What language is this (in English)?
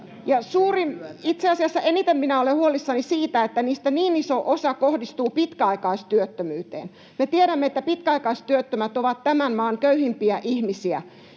Finnish